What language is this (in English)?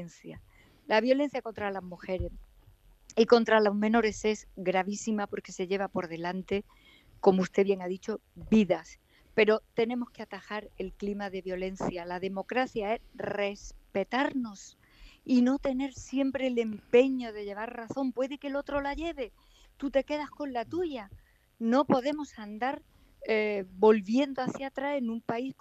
Spanish